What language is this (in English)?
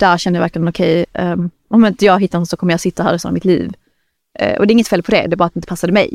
Swedish